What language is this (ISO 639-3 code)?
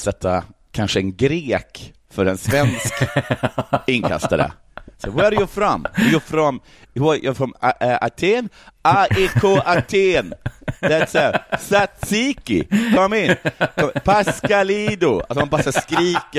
swe